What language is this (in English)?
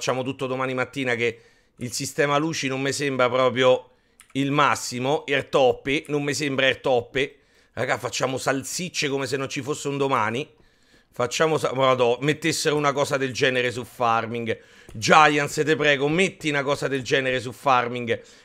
Italian